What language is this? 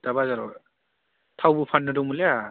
Bodo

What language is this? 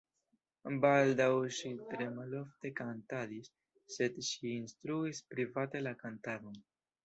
Esperanto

